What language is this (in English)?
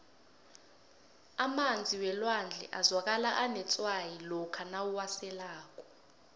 South Ndebele